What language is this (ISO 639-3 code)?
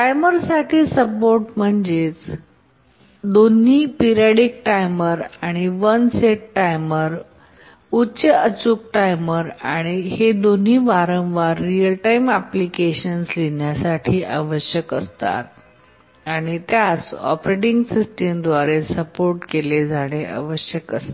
mar